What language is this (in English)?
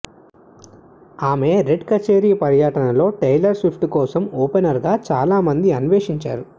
Telugu